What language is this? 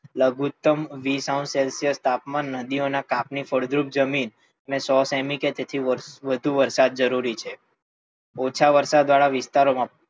Gujarati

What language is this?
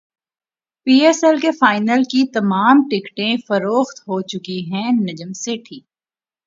Urdu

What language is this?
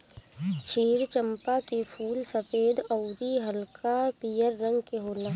Bhojpuri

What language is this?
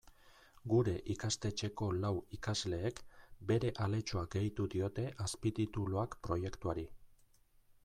Basque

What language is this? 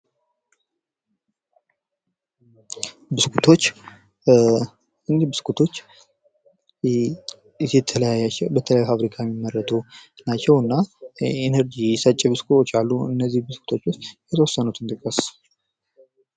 Amharic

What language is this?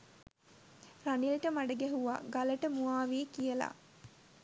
Sinhala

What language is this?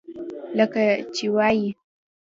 Pashto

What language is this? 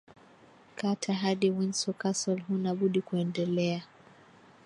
Swahili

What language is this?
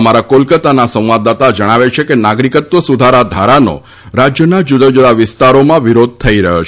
Gujarati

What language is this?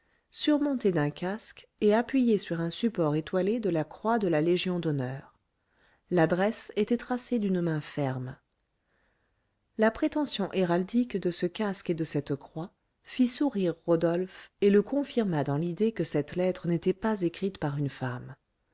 French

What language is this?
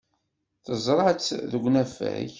Kabyle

